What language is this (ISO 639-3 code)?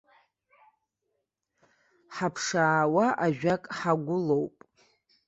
abk